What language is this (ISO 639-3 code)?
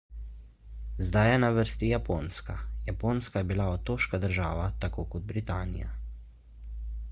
slv